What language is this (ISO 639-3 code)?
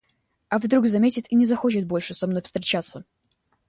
rus